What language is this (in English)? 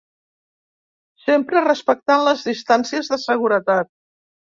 Catalan